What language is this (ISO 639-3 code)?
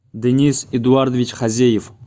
rus